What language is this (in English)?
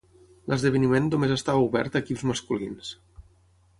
Catalan